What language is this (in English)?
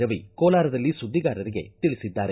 Kannada